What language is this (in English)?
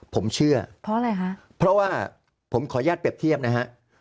Thai